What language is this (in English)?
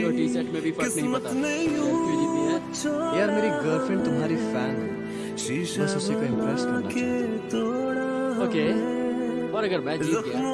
English